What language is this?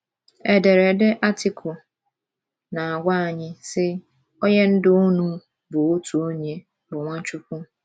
Igbo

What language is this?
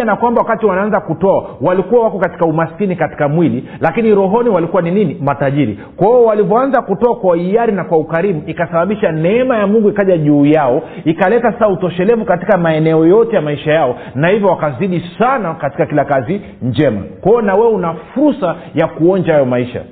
Swahili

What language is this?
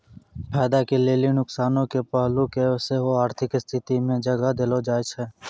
Maithili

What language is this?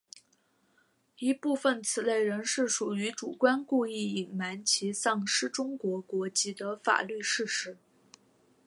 Chinese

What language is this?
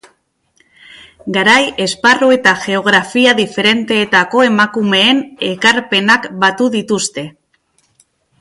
Basque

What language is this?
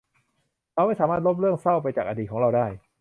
Thai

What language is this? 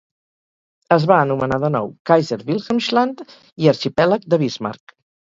Catalan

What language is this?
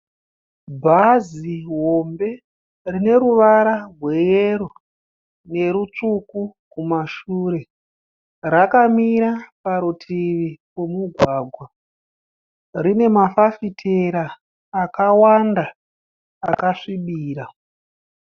Shona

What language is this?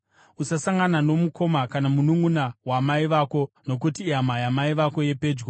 Shona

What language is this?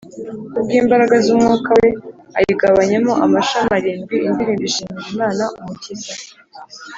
Kinyarwanda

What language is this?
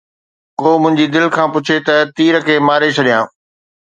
Sindhi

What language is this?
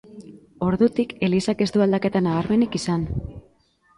Basque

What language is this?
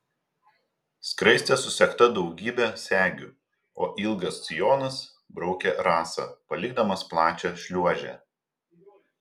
Lithuanian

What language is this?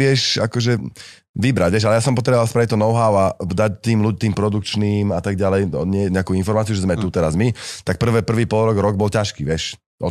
Slovak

